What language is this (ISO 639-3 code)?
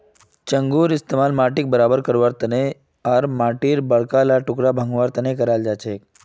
mag